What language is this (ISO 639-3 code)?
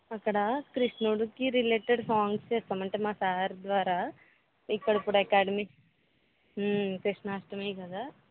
tel